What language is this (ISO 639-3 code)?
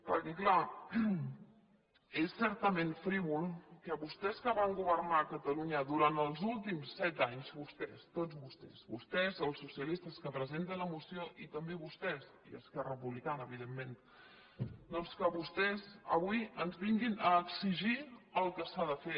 cat